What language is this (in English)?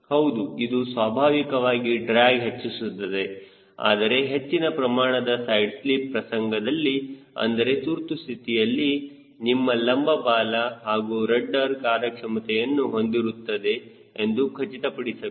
Kannada